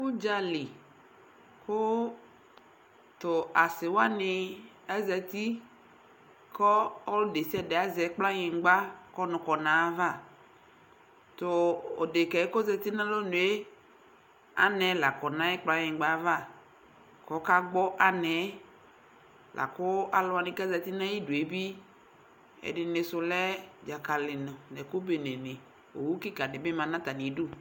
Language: Ikposo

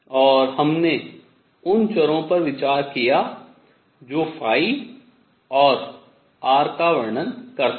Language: Hindi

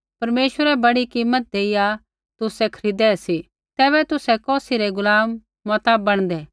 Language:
Kullu Pahari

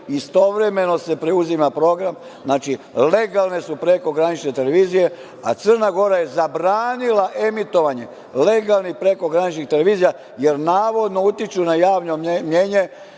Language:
Serbian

